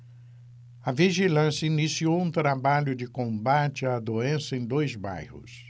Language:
Portuguese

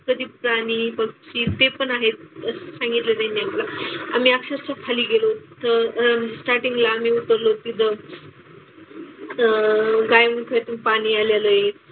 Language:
Marathi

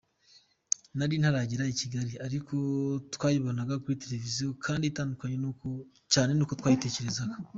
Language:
Kinyarwanda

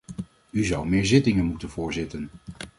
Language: Dutch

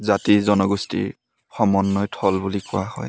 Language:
Assamese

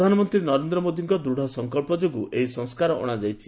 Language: Odia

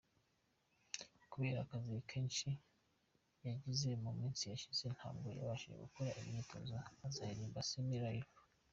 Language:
Kinyarwanda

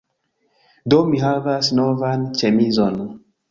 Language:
Esperanto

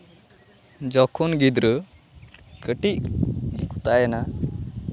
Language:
Santali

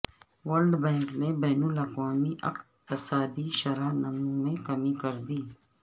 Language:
Urdu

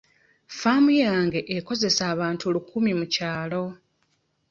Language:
Ganda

